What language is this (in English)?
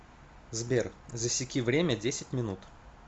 Russian